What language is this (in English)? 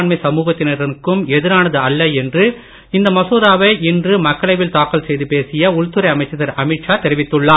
Tamil